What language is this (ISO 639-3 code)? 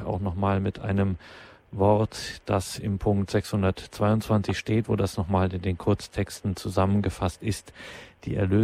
deu